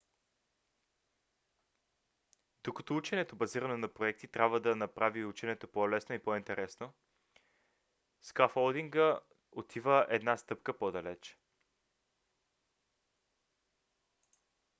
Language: Bulgarian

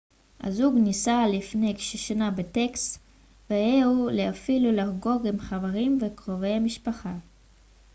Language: Hebrew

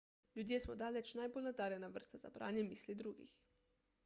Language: Slovenian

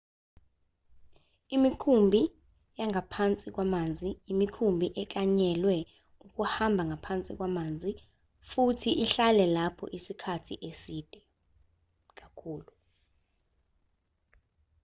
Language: Zulu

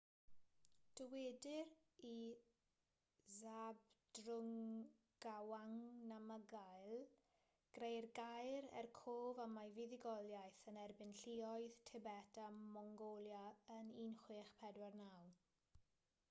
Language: Welsh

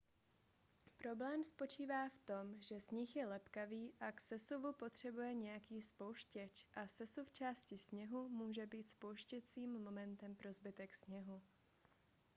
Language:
Czech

